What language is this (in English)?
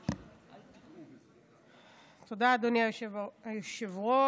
Hebrew